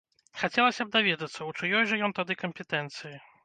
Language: Belarusian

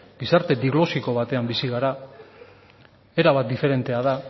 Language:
Basque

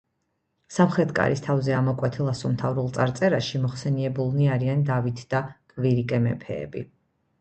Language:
Georgian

